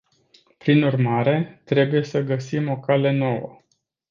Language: Romanian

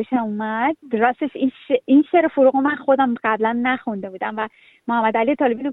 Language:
Persian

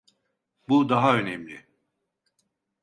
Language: Turkish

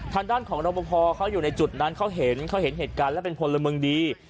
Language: Thai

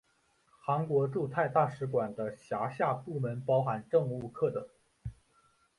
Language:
Chinese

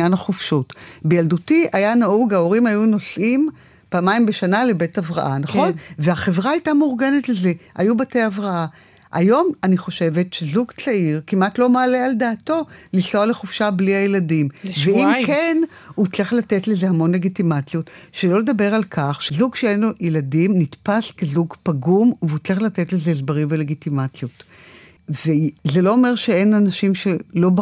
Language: Hebrew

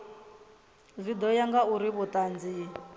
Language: Venda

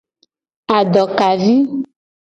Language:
Gen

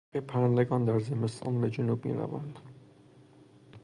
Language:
Persian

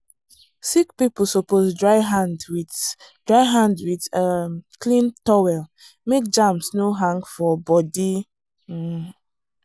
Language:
Nigerian Pidgin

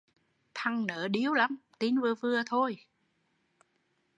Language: Vietnamese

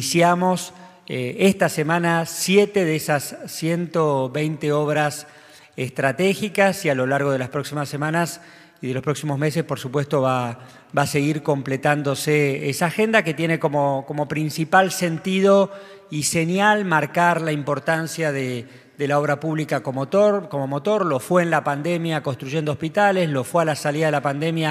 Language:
Spanish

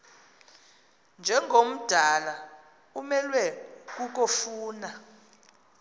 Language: Xhosa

